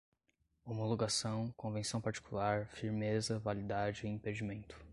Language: Portuguese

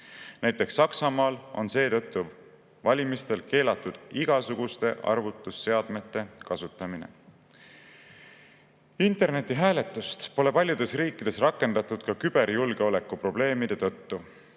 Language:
Estonian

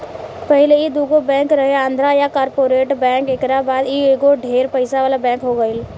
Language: Bhojpuri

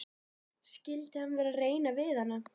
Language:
Icelandic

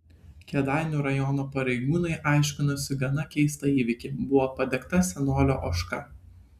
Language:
Lithuanian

